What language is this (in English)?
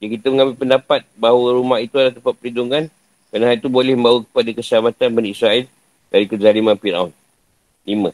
Malay